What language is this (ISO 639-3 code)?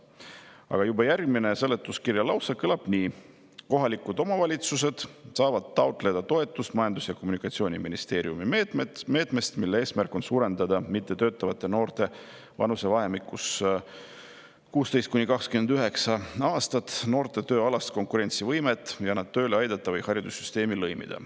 est